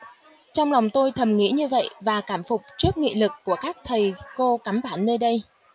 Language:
Vietnamese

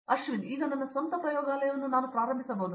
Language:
Kannada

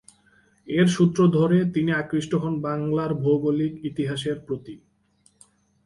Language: Bangla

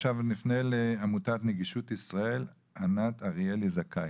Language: Hebrew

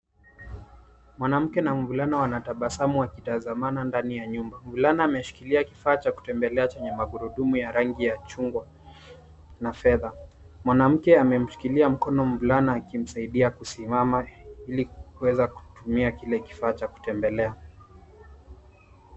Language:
Swahili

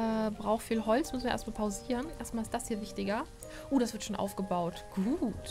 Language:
German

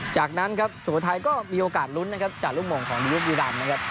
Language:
Thai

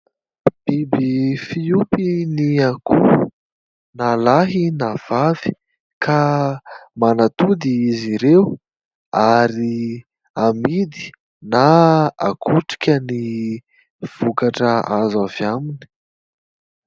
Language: Malagasy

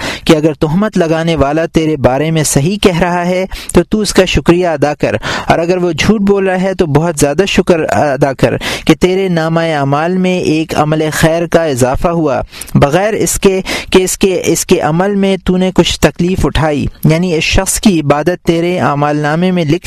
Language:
Urdu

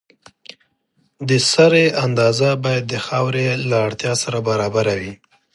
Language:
Pashto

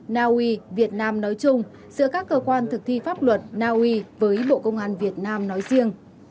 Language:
Vietnamese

